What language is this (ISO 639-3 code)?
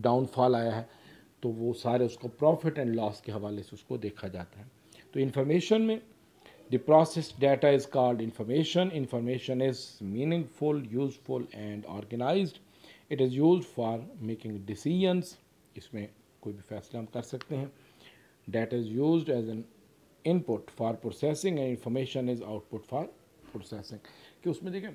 hin